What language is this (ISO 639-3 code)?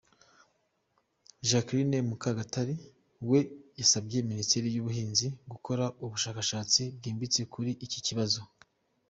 kin